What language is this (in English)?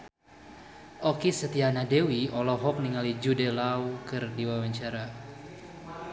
Sundanese